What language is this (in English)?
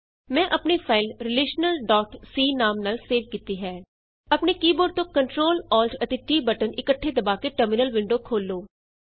Punjabi